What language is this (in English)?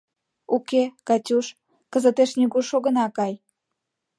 Mari